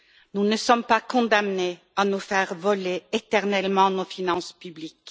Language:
French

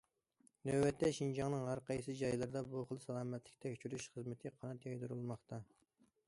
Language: Uyghur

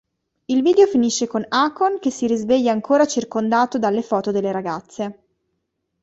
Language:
Italian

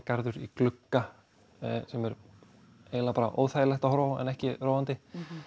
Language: Icelandic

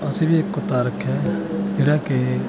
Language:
Punjabi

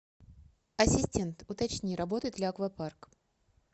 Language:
Russian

